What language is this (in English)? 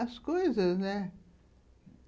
Portuguese